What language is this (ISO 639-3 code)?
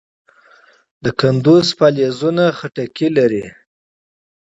pus